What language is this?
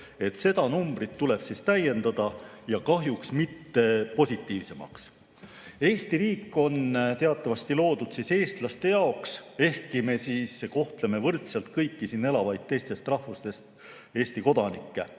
Estonian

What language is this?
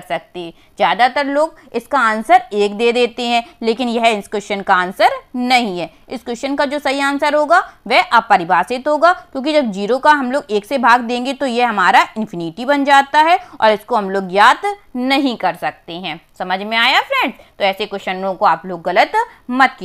Hindi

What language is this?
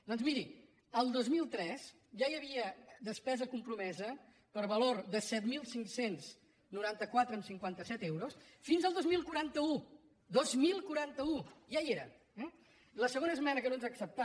Catalan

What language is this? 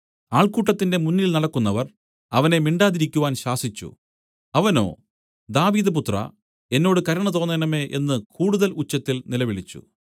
Malayalam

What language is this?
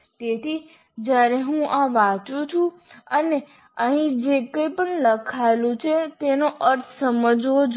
Gujarati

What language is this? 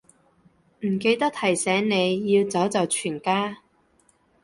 Cantonese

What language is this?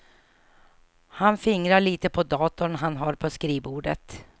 Swedish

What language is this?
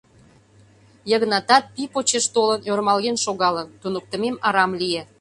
Mari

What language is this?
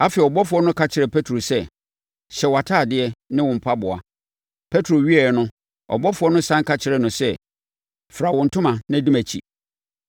Akan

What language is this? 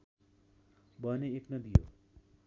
Nepali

